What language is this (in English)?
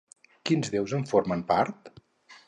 Catalan